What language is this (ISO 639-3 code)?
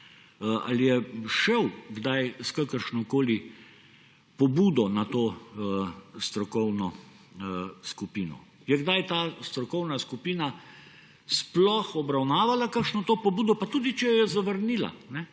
slv